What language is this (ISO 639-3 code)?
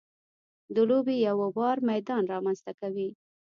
pus